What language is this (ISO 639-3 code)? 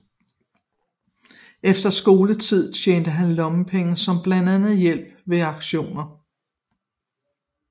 dan